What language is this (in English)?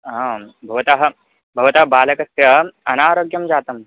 Sanskrit